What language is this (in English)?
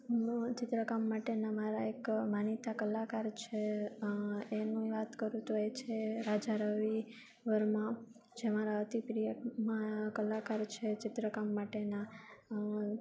Gujarati